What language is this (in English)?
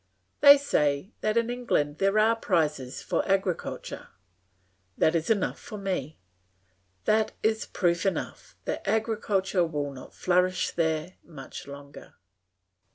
English